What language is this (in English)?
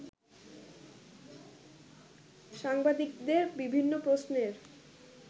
Bangla